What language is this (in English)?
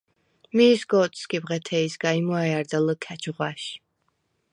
Svan